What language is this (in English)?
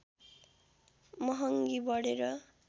Nepali